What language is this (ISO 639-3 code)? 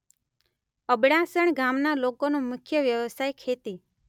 guj